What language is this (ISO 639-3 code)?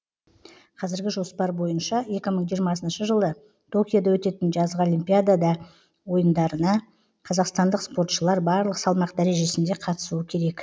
kaz